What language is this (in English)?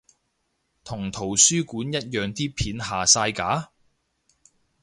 Cantonese